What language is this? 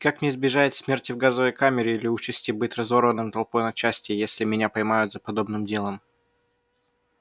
Russian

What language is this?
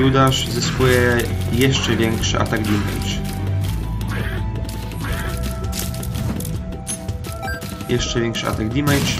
Polish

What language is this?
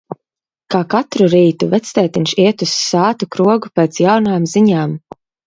Latvian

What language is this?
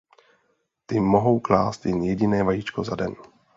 Czech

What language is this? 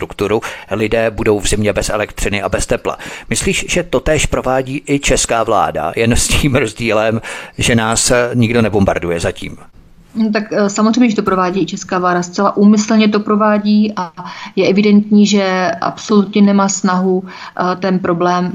Czech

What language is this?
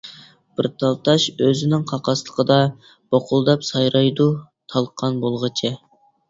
Uyghur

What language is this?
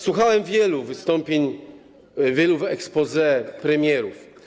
Polish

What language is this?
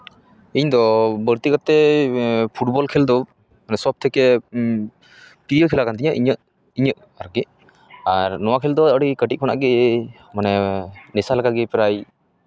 Santali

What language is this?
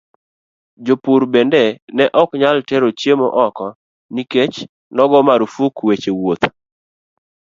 Luo (Kenya and Tanzania)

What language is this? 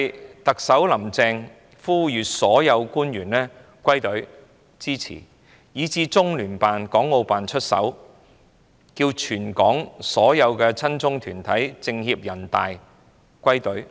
Cantonese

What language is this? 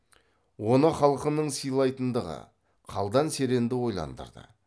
Kazakh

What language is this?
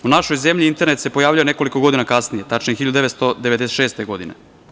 Serbian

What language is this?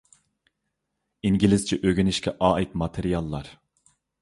Uyghur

